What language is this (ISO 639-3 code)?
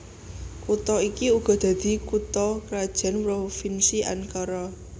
jav